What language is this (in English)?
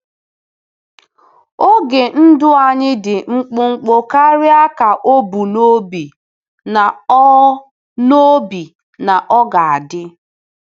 Igbo